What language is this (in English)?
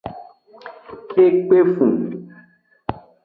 Aja (Benin)